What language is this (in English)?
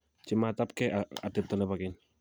Kalenjin